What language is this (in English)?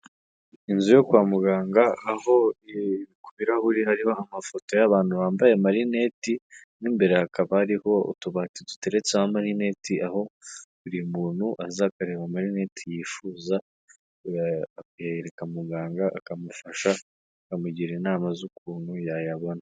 Kinyarwanda